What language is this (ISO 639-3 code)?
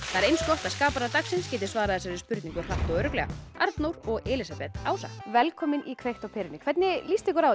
isl